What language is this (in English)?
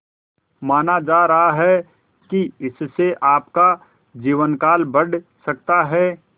Hindi